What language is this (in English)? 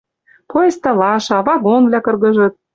Western Mari